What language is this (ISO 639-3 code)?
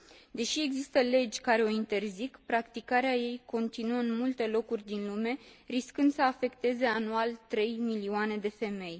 ron